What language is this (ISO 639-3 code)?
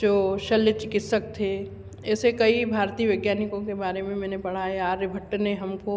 hin